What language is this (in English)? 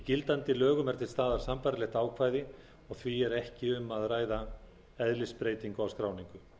Icelandic